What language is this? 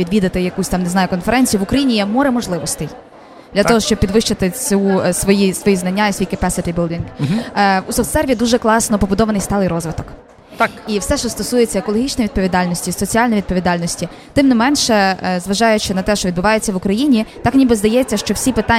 Ukrainian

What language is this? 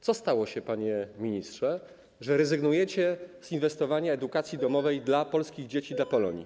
Polish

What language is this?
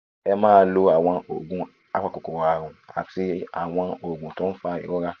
Yoruba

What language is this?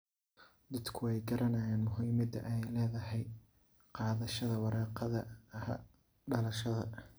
Somali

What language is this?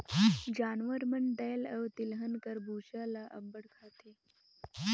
Chhattisgarhi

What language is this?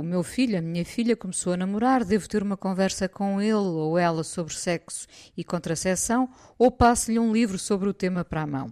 Portuguese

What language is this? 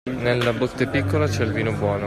Italian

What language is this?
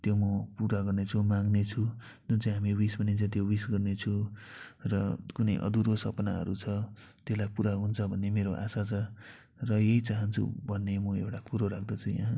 Nepali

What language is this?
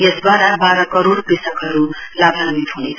Nepali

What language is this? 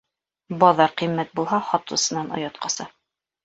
Bashkir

